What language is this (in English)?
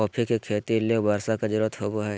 Magahi